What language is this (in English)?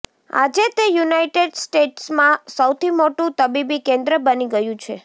Gujarati